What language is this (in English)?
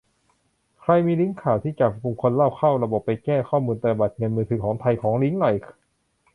Thai